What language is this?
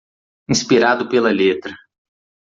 Portuguese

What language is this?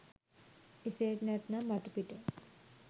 Sinhala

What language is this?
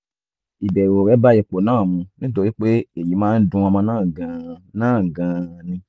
Yoruba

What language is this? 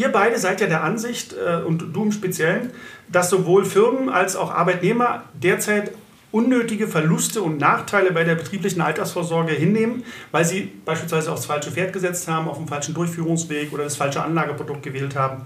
German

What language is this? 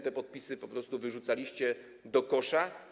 Polish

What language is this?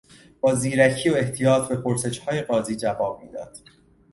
Persian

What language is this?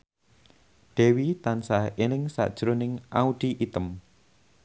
Javanese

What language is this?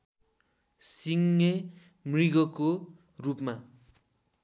Nepali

